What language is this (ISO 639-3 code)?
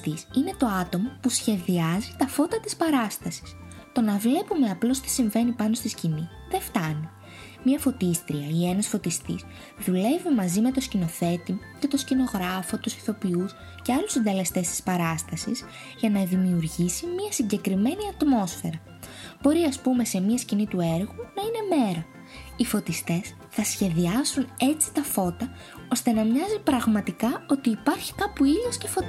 ell